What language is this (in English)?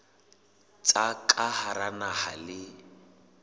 Southern Sotho